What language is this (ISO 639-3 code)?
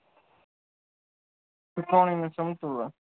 guj